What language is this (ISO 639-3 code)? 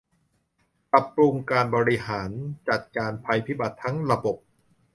tha